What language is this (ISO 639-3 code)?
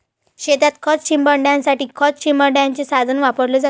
mar